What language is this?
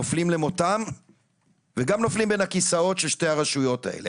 Hebrew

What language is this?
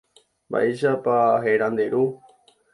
Guarani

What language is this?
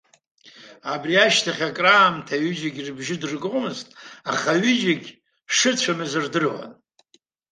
Abkhazian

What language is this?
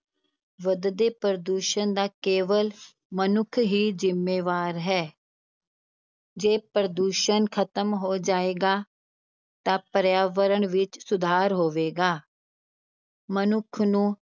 Punjabi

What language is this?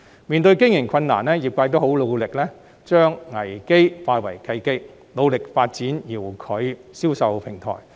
Cantonese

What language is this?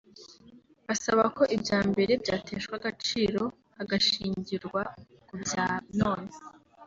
Kinyarwanda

